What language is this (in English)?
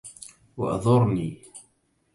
Arabic